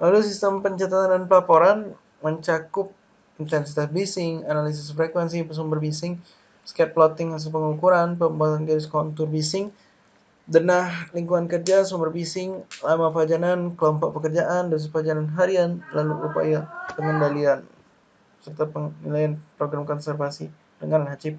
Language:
Indonesian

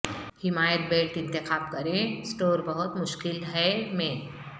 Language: Urdu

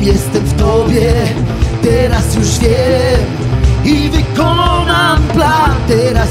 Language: Polish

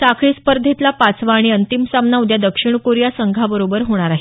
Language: Marathi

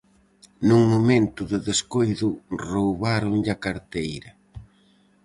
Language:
Galician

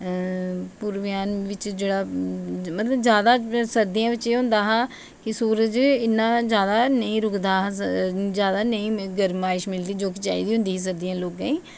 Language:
Dogri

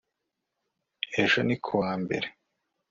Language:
Kinyarwanda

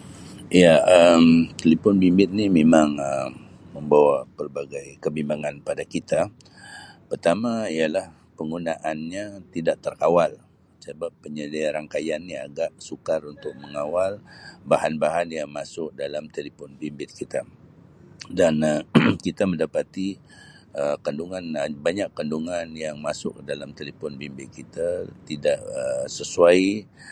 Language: Sabah Malay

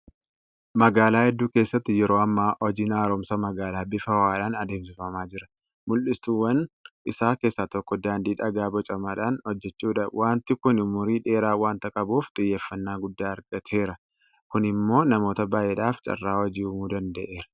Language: Oromo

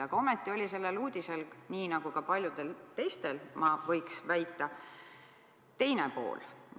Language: Estonian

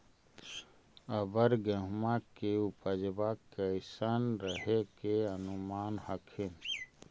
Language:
Magahi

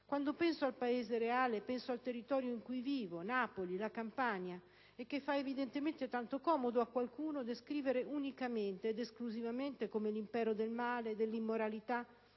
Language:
Italian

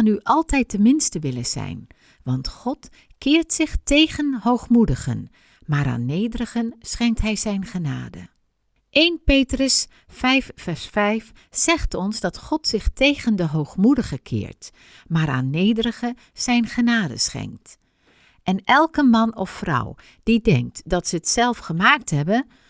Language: Dutch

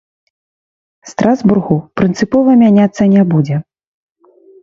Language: Belarusian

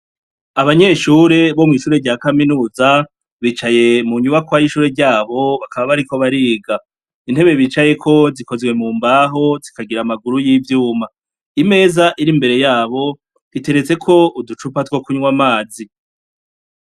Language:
Rundi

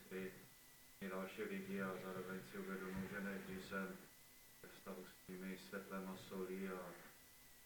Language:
Czech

